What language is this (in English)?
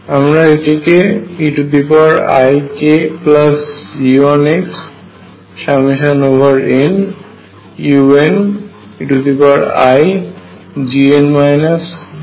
Bangla